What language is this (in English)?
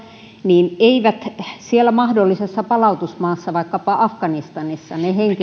Finnish